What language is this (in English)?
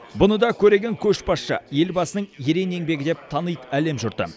Kazakh